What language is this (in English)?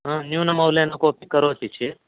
Sanskrit